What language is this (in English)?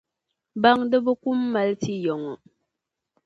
Dagbani